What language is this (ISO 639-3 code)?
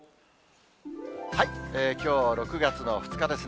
jpn